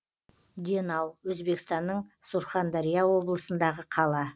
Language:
Kazakh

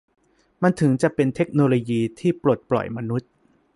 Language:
Thai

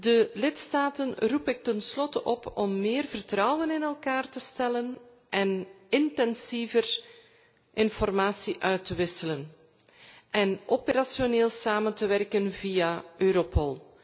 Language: Dutch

